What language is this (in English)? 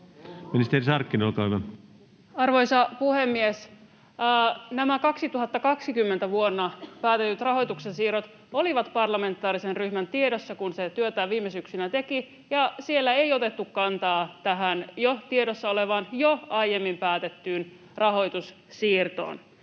Finnish